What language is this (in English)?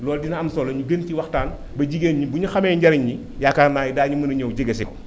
Wolof